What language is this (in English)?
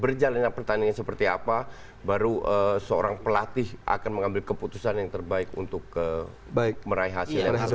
Indonesian